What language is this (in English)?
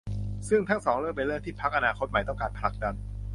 Thai